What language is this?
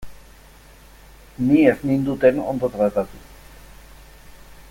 Basque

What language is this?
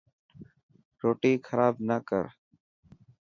Dhatki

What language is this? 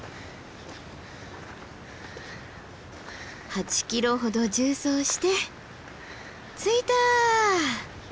Japanese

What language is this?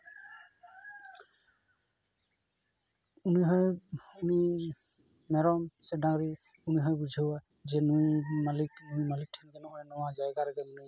Santali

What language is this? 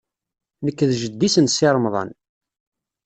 Kabyle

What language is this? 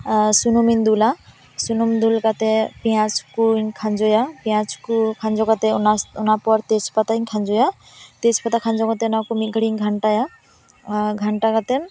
Santali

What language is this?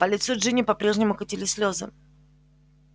Russian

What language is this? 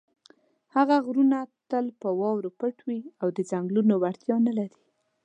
Pashto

